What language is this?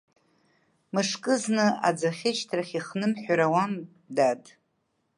Abkhazian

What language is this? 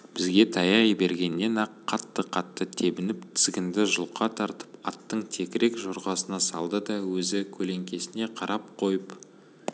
Kazakh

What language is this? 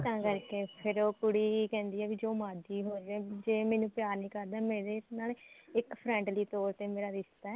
Punjabi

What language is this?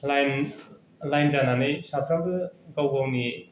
Bodo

